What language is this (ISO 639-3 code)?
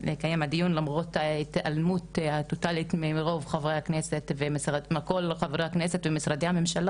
heb